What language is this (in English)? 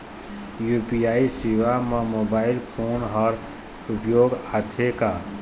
Chhattisgarhi